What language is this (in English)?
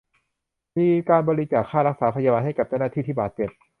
Thai